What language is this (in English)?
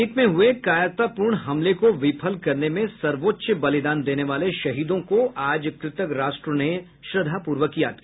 Hindi